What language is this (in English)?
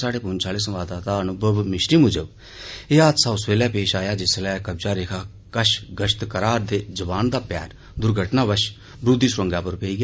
Dogri